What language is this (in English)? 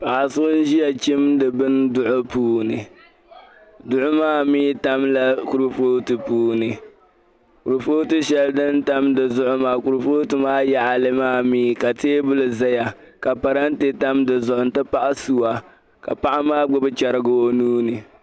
Dagbani